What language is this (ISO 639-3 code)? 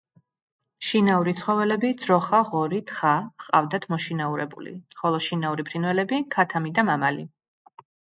kat